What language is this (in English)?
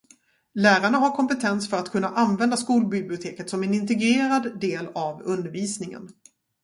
Swedish